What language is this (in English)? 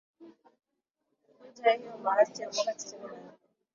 Swahili